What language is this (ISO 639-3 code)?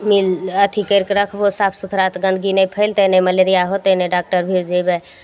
mai